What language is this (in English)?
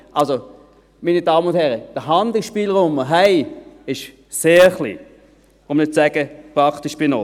Swiss German